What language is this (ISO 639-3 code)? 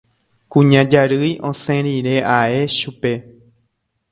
grn